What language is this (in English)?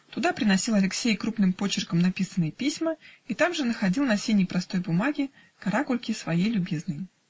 Russian